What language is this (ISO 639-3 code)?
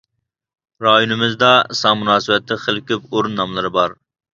uig